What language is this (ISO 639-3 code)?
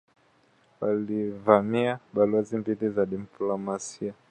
swa